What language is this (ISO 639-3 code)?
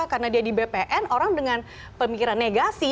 ind